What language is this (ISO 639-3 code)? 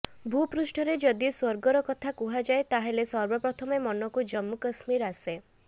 ori